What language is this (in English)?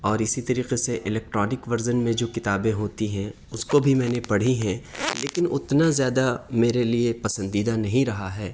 Urdu